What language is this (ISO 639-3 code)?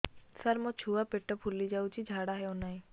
ori